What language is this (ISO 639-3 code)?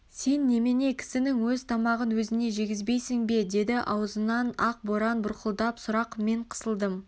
kaz